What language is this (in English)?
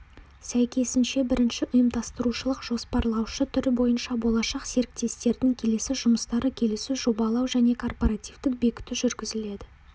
Kazakh